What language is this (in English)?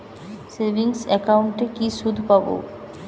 Bangla